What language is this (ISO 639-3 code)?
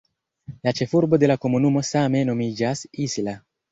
epo